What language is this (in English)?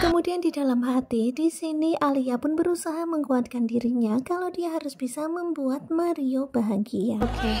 Indonesian